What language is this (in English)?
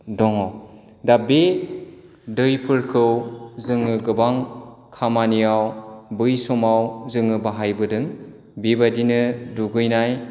Bodo